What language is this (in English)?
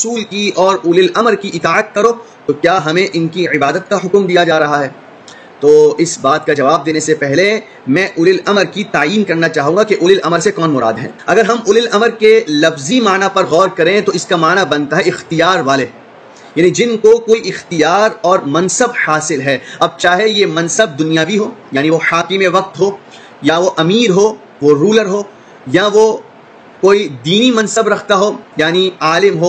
Urdu